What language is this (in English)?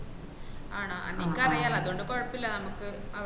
Malayalam